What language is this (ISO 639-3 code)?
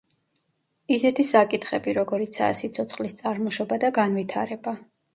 kat